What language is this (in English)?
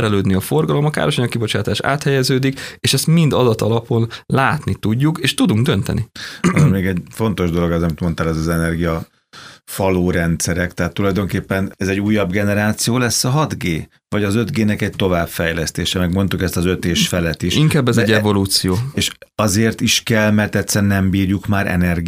Hungarian